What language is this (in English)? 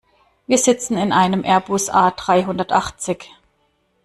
German